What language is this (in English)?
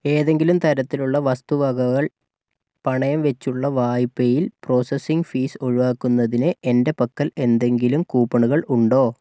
Malayalam